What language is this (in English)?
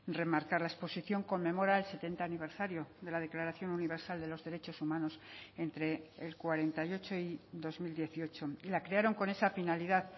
Spanish